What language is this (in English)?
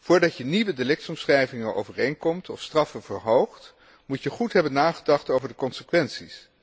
Dutch